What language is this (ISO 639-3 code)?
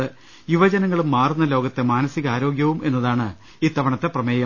mal